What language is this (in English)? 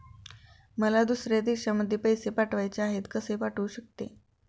Marathi